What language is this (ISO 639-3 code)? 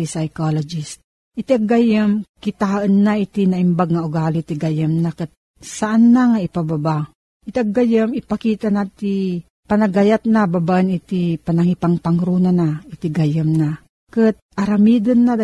fil